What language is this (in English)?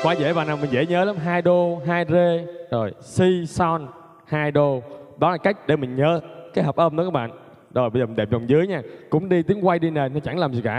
Vietnamese